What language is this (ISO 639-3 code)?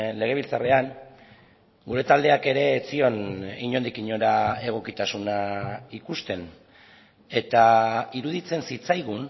eus